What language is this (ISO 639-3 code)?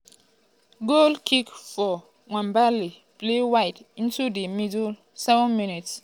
pcm